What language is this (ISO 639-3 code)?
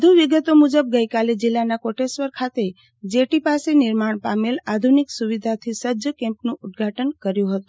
guj